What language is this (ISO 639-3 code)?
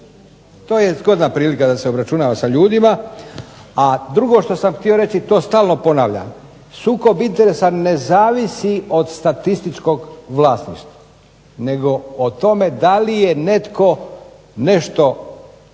hrv